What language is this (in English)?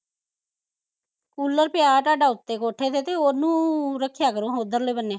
Punjabi